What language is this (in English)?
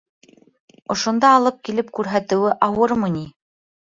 Bashkir